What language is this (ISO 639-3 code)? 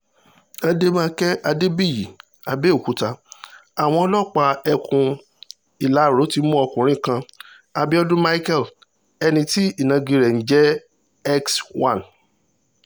yor